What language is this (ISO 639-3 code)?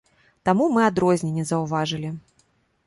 bel